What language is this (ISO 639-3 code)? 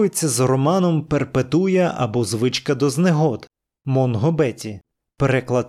ukr